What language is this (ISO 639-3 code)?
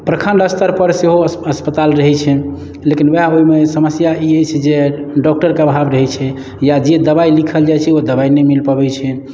mai